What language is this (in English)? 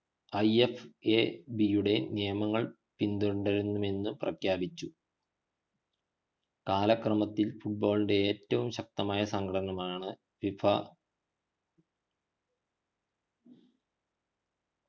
Malayalam